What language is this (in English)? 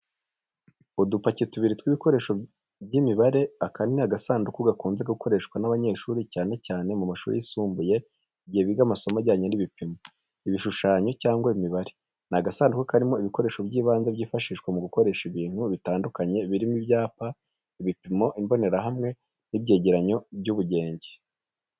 Kinyarwanda